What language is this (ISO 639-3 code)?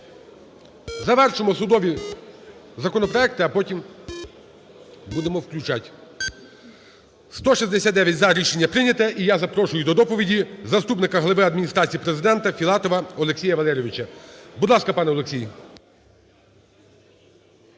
ukr